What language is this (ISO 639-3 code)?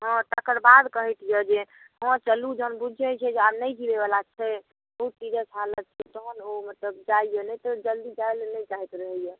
mai